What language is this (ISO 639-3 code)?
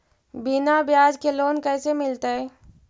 mag